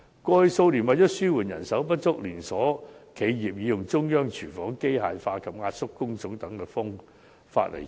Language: Cantonese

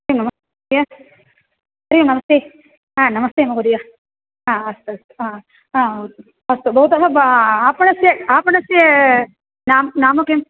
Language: Sanskrit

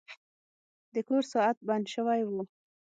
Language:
Pashto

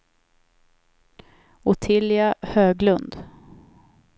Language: Swedish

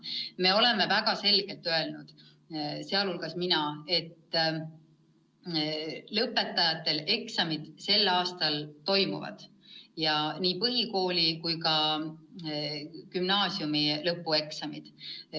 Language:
Estonian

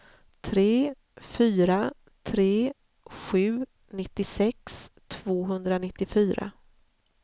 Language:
Swedish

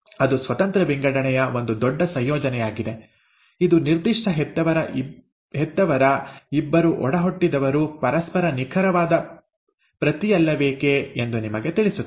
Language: Kannada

